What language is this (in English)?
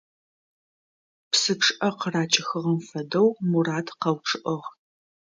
Adyghe